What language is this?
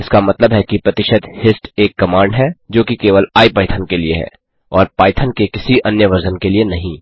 Hindi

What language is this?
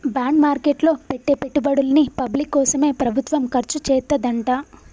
Telugu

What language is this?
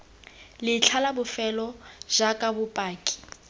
Tswana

